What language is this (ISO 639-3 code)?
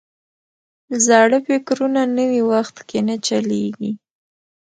pus